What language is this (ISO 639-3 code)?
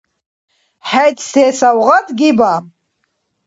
dar